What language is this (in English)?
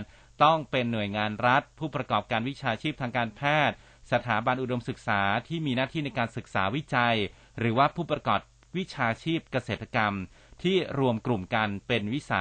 Thai